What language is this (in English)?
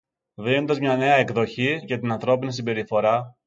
Greek